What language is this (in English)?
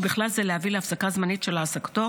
Hebrew